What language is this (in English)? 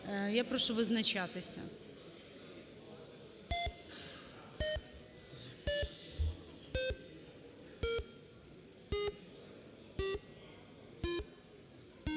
Ukrainian